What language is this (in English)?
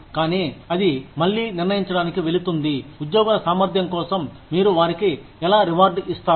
Telugu